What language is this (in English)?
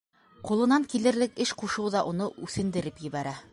Bashkir